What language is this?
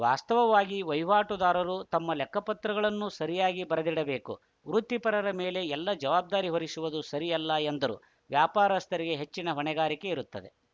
Kannada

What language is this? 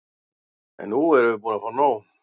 Icelandic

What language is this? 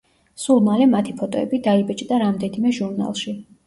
Georgian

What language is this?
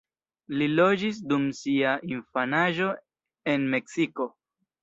Esperanto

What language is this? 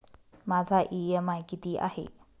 Marathi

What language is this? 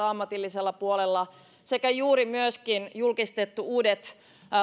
Finnish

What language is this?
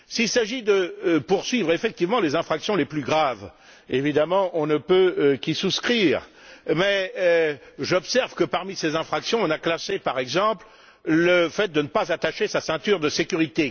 French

